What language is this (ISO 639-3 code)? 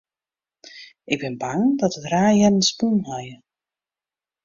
fry